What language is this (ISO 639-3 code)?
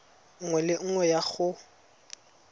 tsn